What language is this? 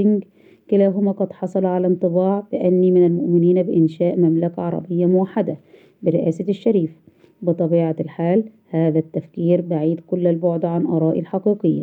Arabic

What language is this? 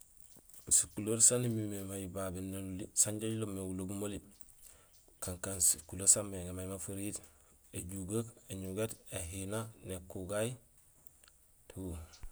Gusilay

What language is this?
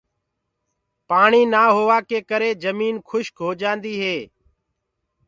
Gurgula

